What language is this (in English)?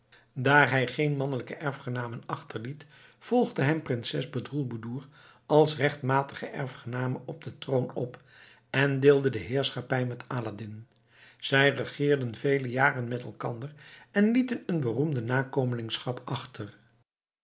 Dutch